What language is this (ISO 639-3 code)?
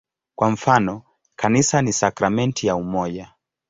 swa